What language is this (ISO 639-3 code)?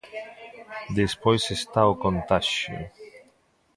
glg